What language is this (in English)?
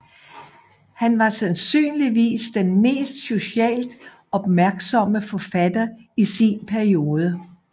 Danish